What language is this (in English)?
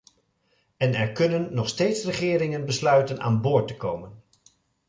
Dutch